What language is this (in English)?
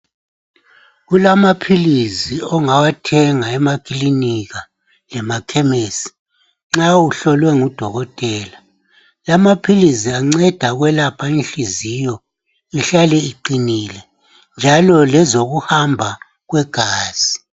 North Ndebele